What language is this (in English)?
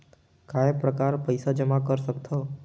Chhattisgarhi